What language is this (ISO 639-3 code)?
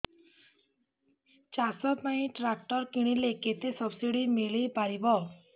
ori